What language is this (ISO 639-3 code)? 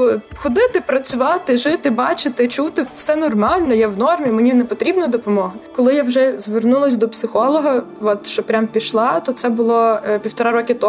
ukr